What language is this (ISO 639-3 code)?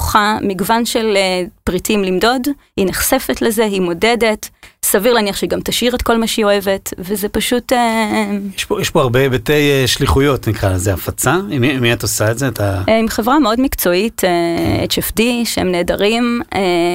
heb